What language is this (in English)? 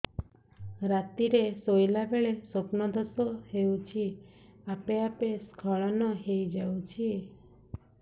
Odia